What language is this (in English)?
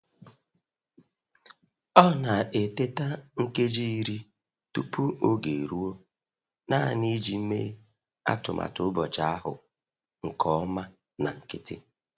Igbo